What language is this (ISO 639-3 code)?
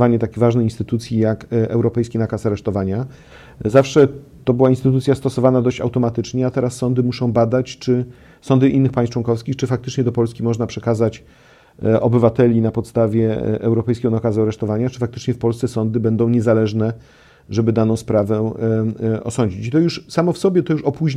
pol